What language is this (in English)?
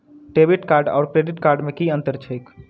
Maithili